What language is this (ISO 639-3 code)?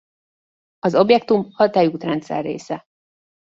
hun